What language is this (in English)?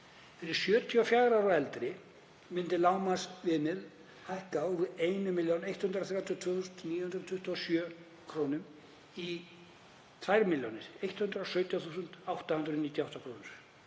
Icelandic